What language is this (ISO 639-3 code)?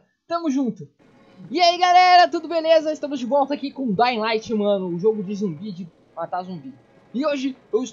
por